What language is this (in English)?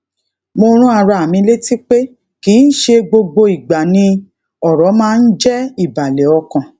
Yoruba